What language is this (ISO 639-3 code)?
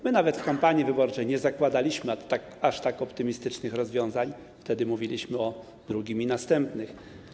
pol